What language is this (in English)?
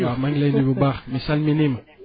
Wolof